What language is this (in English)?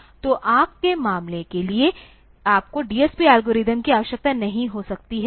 Hindi